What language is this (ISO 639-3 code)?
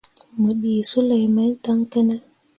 mua